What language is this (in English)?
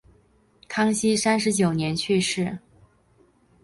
Chinese